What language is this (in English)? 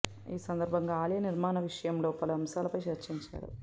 Telugu